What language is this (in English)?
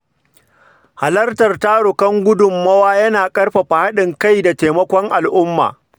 Hausa